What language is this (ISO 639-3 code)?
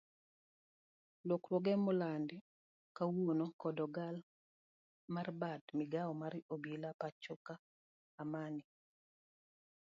luo